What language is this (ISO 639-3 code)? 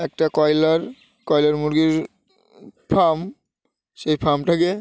ben